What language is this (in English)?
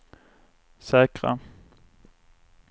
Swedish